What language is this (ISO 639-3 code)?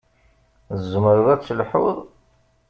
kab